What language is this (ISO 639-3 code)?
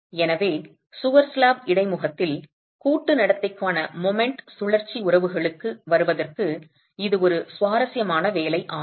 tam